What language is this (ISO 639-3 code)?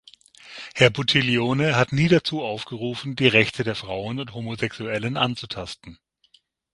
deu